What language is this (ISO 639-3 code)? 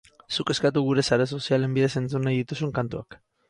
eus